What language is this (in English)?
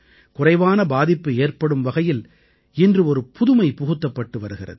Tamil